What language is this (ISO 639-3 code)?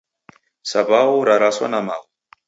dav